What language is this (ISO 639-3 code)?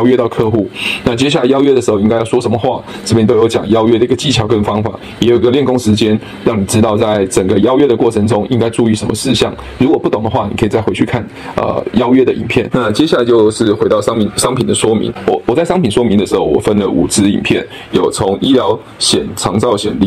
zho